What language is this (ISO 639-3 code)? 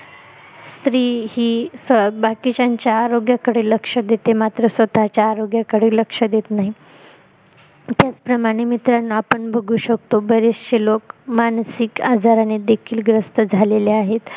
mar